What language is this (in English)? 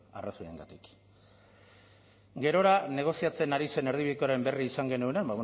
Basque